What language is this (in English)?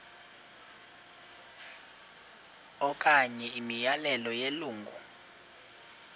Xhosa